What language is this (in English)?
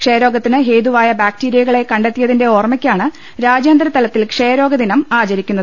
Malayalam